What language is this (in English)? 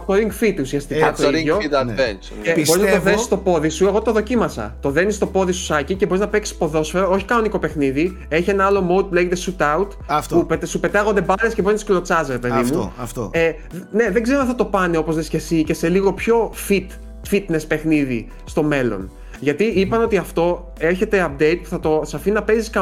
Greek